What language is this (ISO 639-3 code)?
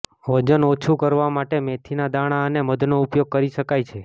guj